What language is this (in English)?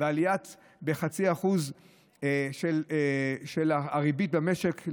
Hebrew